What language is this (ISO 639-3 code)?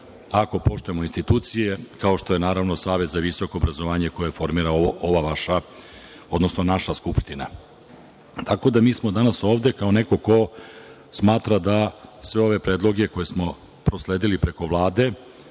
srp